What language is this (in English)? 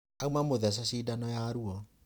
Kikuyu